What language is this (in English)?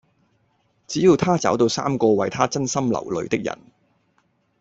Cantonese